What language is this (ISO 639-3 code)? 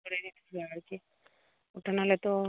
ben